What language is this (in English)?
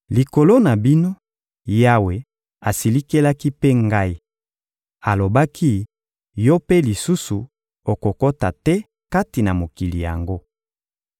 Lingala